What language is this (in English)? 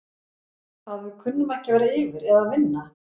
Icelandic